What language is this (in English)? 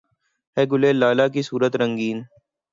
Urdu